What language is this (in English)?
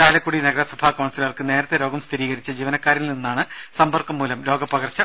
Malayalam